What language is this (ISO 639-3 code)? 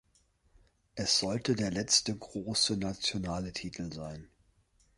deu